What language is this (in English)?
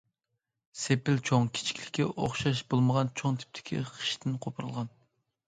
Uyghur